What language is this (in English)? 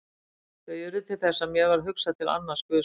Icelandic